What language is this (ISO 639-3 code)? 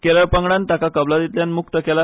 kok